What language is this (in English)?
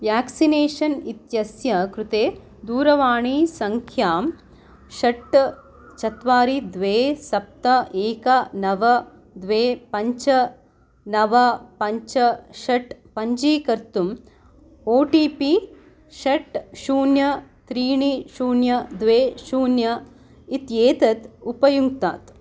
Sanskrit